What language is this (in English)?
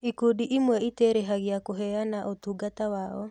Kikuyu